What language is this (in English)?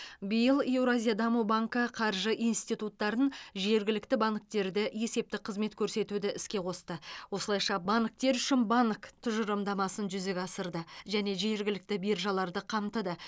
Kazakh